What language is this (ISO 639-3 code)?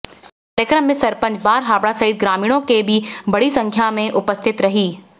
hin